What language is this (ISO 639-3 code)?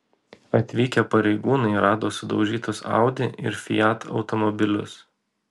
lit